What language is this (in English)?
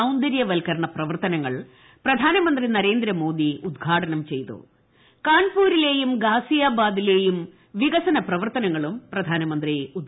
Malayalam